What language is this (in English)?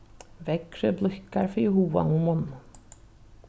Faroese